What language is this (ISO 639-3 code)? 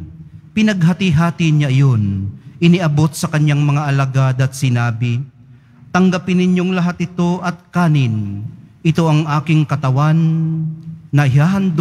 fil